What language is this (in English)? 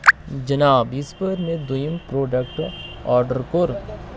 Kashmiri